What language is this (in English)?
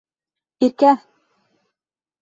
Bashkir